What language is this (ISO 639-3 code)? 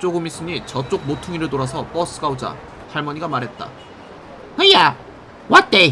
kor